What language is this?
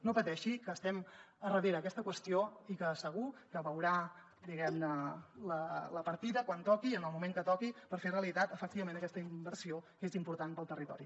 Catalan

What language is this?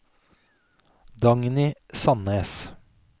Norwegian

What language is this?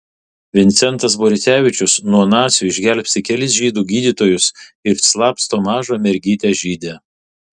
Lithuanian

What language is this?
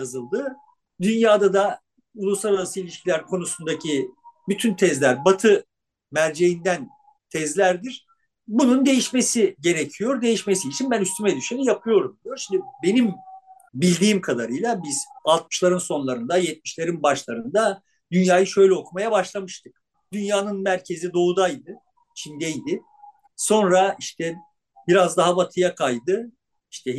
Turkish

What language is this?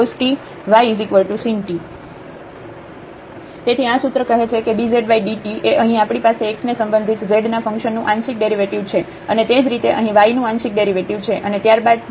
Gujarati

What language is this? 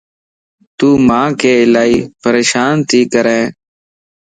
Lasi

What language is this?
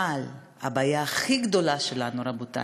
Hebrew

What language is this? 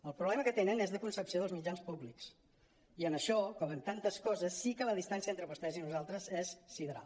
Catalan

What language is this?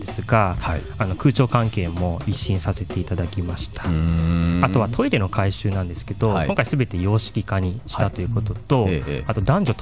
Japanese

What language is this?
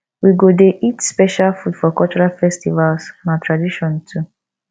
Nigerian Pidgin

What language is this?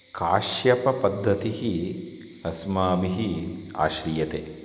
Sanskrit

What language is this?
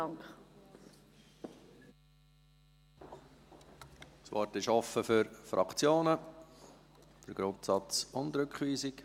Swiss German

